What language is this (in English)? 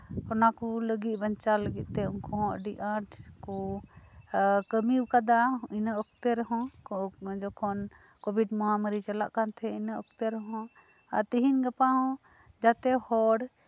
Santali